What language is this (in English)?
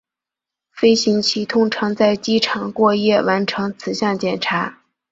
Chinese